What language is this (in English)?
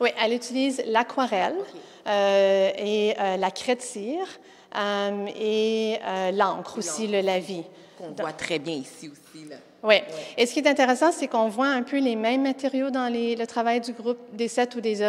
French